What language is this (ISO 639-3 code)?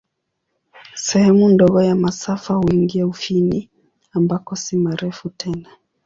swa